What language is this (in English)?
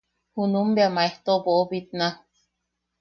Yaqui